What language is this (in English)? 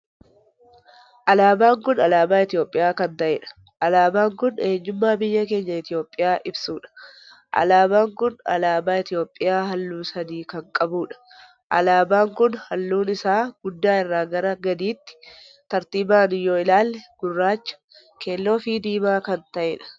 Oromo